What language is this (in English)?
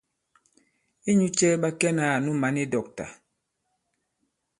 Bankon